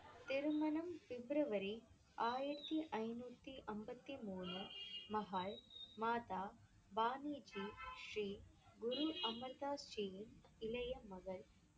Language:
Tamil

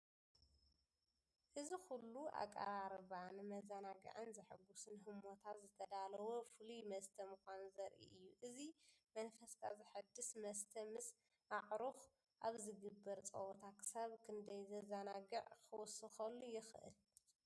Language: Tigrinya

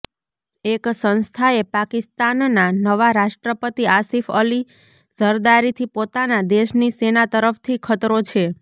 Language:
Gujarati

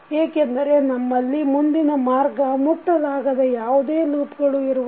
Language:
Kannada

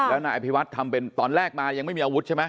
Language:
Thai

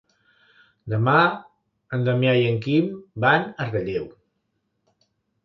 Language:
Catalan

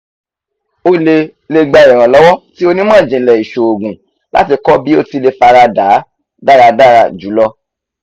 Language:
Yoruba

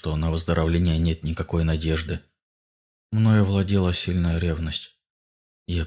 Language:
Russian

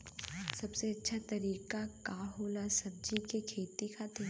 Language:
Bhojpuri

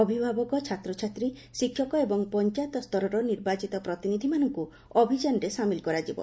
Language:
Odia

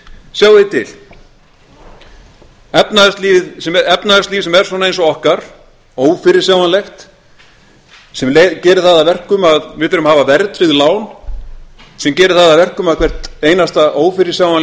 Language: Icelandic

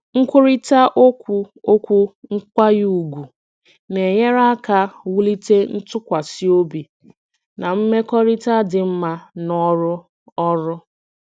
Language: Igbo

